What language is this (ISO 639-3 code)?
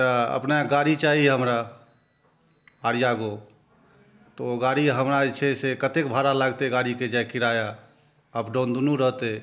mai